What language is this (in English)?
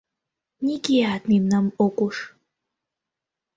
Mari